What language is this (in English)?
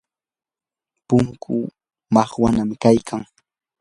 Yanahuanca Pasco Quechua